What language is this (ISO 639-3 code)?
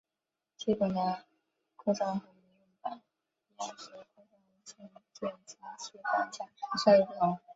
zho